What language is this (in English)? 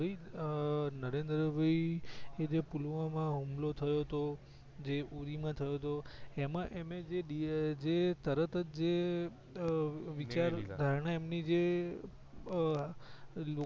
Gujarati